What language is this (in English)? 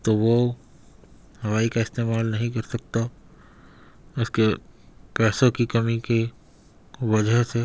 Urdu